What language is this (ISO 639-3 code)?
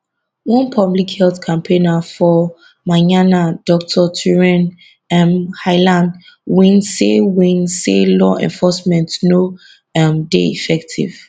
pcm